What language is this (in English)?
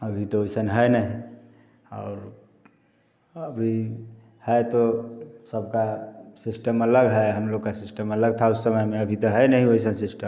Hindi